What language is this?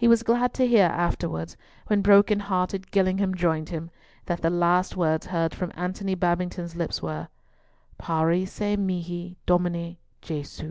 English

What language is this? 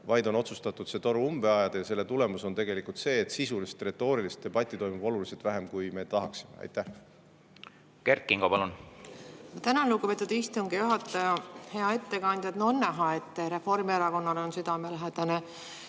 Estonian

